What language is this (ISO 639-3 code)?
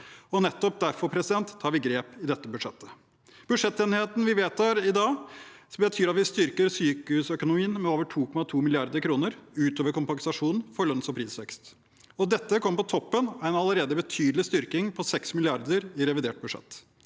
nor